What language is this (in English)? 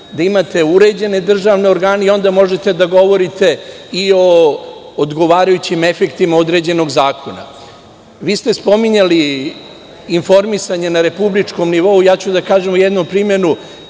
Serbian